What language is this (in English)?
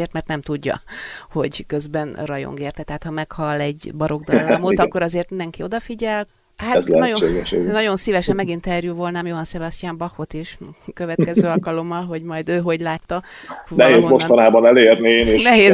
Hungarian